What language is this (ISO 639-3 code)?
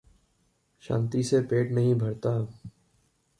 hin